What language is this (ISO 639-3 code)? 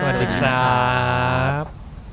tha